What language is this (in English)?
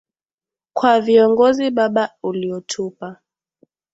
Swahili